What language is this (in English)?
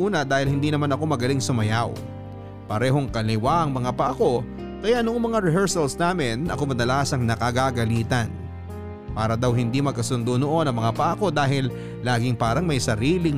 Filipino